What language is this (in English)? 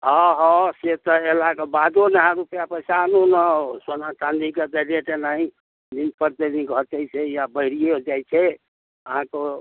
Maithili